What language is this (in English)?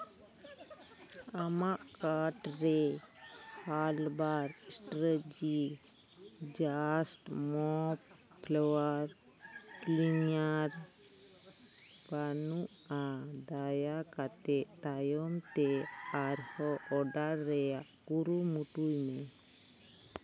Santali